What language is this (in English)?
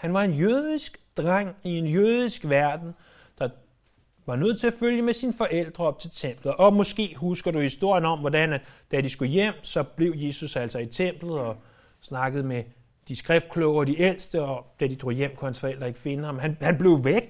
Danish